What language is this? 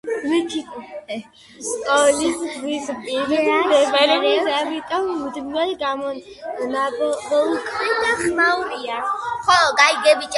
Georgian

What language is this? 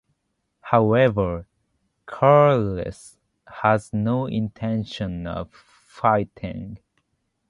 English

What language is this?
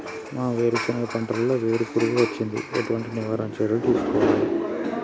Telugu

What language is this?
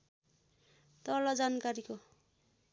Nepali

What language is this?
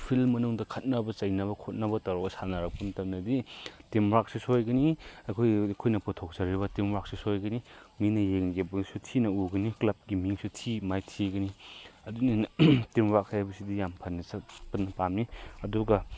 Manipuri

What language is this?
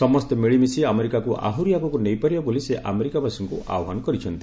Odia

